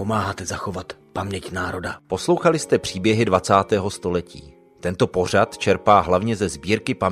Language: Czech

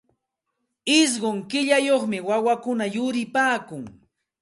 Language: Santa Ana de Tusi Pasco Quechua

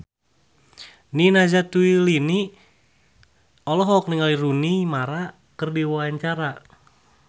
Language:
Sundanese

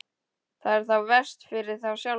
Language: Icelandic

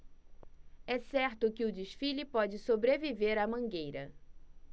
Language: Portuguese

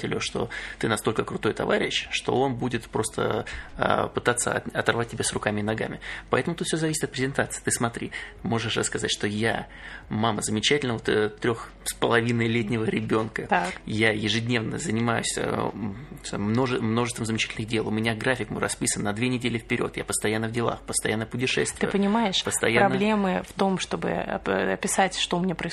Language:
Russian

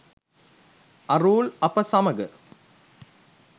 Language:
Sinhala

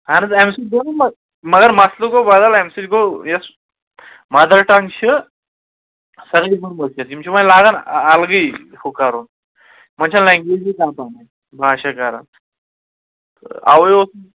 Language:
Kashmiri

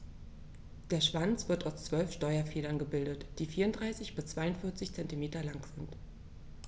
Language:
German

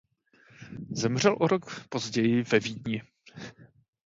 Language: Czech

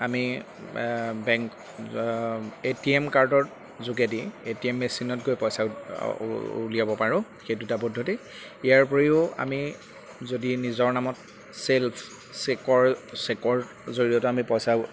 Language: Assamese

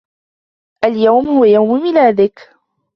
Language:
Arabic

